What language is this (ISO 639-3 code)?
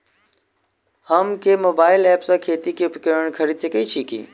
mai